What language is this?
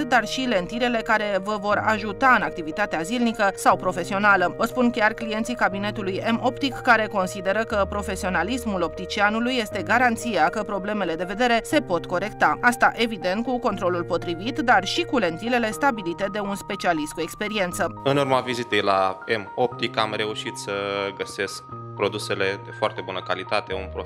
Romanian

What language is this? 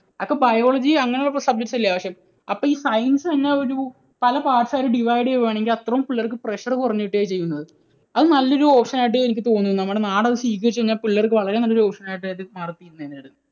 Malayalam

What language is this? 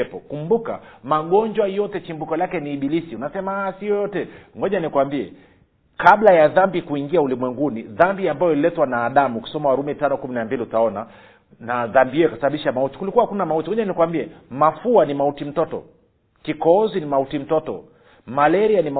Swahili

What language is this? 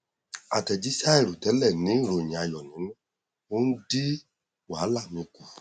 Yoruba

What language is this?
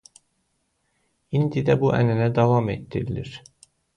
Azerbaijani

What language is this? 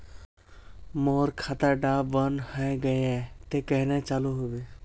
Magahi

